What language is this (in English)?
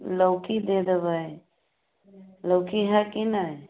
Maithili